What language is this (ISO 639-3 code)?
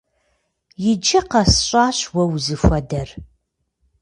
kbd